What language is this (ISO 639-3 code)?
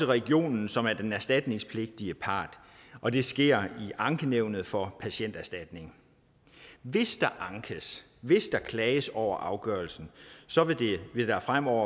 dan